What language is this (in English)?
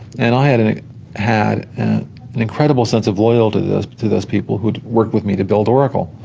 English